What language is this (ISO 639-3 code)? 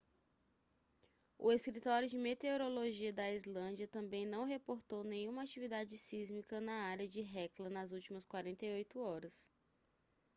por